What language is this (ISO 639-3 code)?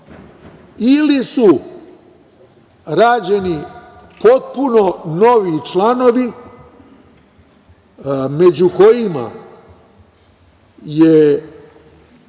srp